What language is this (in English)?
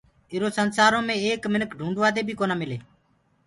Gurgula